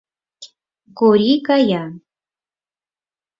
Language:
Mari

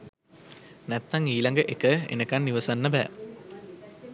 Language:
Sinhala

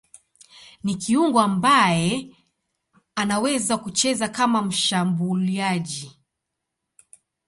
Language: Swahili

